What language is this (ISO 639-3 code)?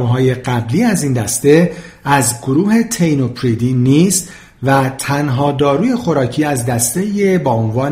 fas